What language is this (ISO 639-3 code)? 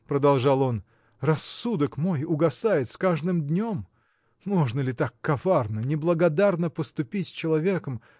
rus